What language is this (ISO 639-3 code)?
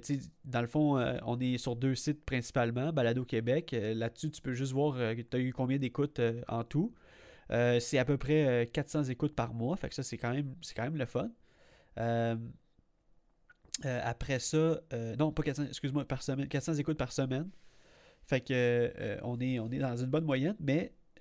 fra